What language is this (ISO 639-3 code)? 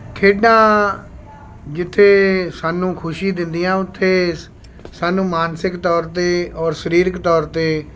pan